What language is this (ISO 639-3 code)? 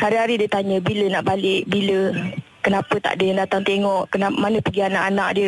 msa